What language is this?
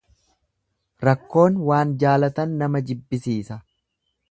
Oromo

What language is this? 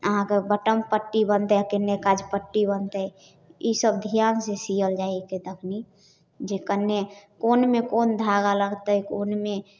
Maithili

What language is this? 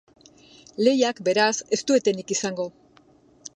Basque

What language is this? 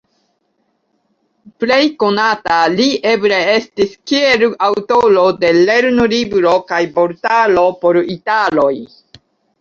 Esperanto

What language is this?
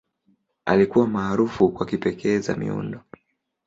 Swahili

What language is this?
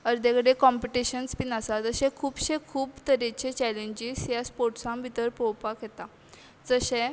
Konkani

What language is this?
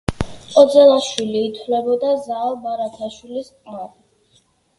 Georgian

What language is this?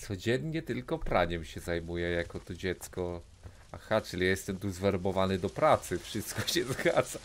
Polish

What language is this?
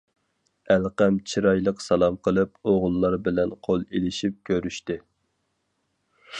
Uyghur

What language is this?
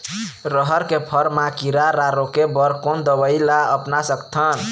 Chhattisgarhi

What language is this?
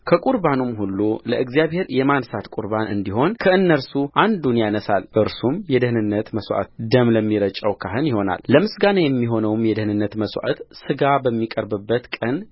Amharic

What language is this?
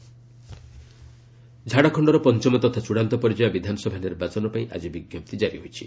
Odia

